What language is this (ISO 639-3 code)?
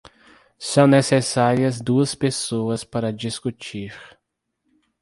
por